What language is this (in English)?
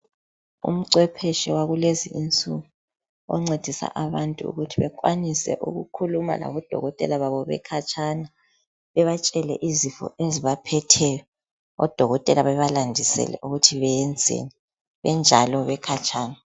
North Ndebele